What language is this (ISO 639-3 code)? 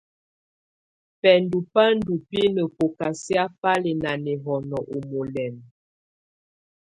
tvu